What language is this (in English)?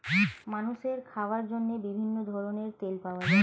Bangla